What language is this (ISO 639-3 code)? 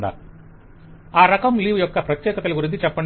tel